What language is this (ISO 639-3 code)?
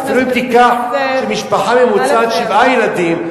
heb